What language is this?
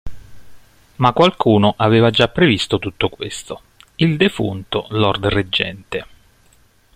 Italian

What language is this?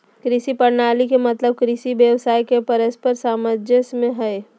Magahi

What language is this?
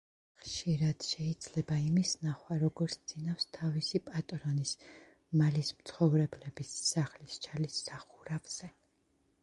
Georgian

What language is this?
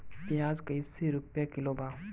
Bhojpuri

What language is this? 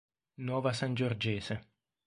Italian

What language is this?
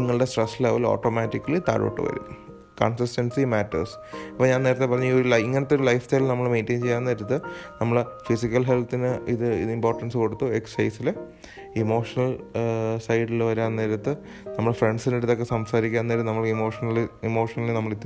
Malayalam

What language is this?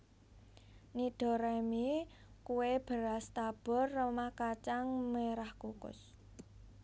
Javanese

